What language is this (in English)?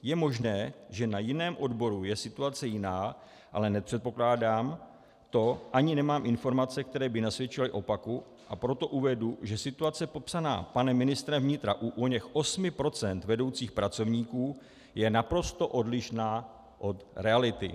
Czech